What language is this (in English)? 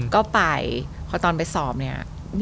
Thai